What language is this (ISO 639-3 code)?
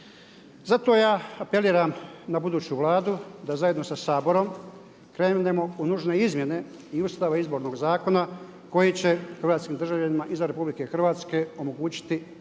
hrv